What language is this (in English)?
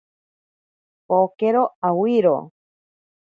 Ashéninka Perené